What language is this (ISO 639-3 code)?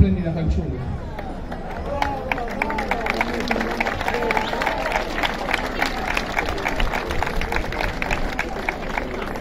ita